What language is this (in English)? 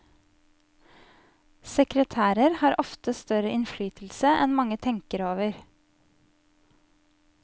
Norwegian